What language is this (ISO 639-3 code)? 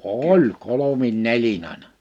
fin